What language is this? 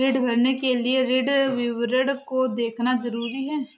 Hindi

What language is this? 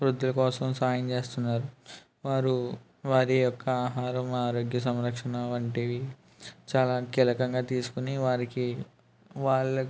Telugu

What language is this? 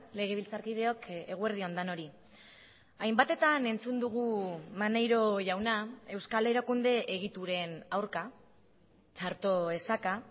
Basque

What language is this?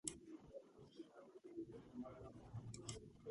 Georgian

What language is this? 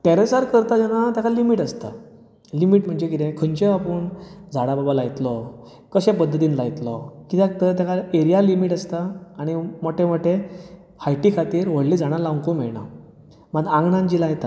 Konkani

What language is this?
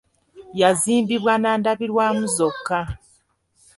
Ganda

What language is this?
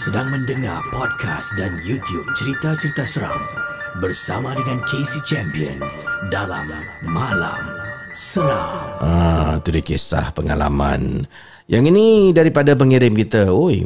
Malay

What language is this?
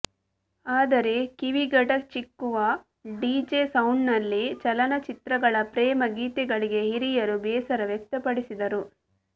Kannada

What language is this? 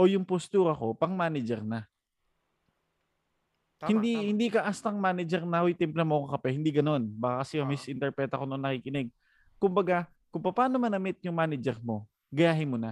Filipino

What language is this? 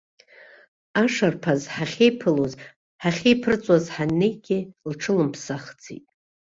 Abkhazian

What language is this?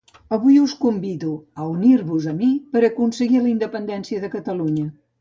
Catalan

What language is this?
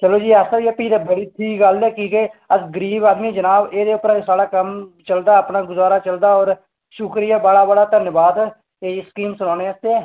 Dogri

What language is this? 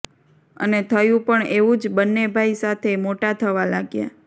Gujarati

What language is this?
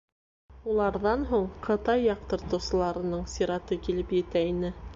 Bashkir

